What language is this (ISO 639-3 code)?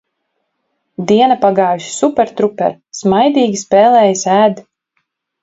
lav